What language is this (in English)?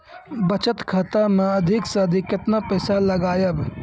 Maithili